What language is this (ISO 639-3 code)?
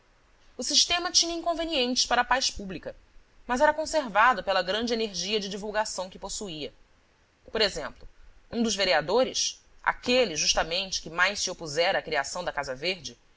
por